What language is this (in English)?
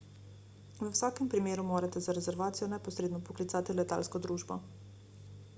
Slovenian